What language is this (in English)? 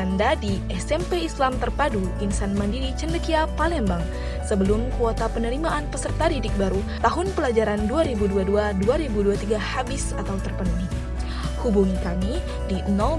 Indonesian